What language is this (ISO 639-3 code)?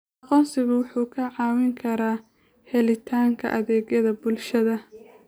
som